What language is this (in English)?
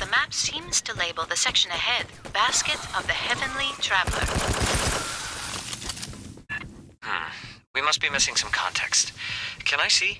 English